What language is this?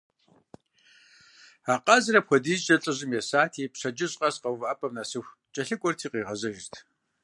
Kabardian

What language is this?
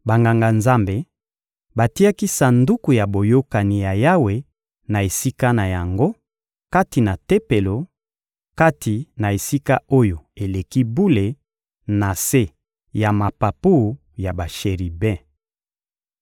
Lingala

